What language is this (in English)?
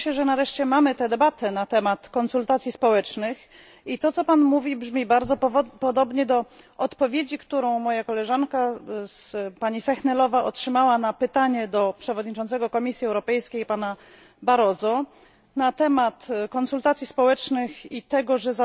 Polish